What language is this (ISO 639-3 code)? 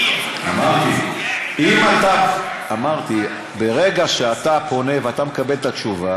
heb